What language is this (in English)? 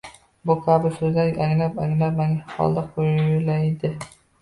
Uzbek